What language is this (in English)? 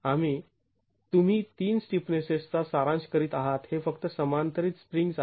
Marathi